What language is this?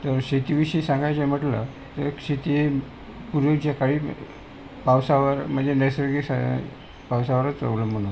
Marathi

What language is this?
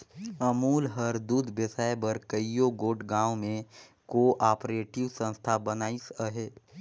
Chhattisgarhi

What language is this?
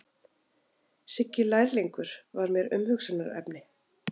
Icelandic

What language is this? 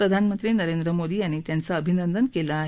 Marathi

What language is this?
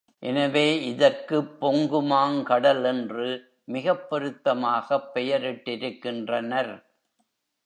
Tamil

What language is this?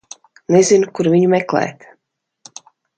Latvian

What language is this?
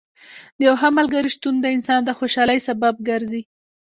Pashto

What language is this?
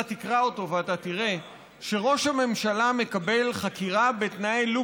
Hebrew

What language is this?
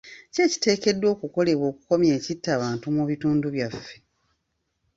Ganda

